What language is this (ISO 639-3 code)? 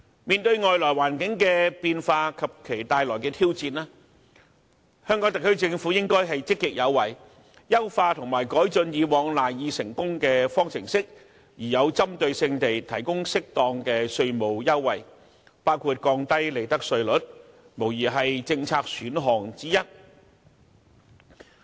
yue